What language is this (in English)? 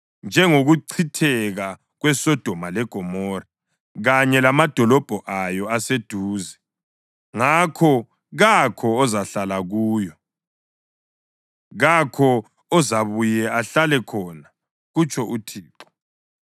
North Ndebele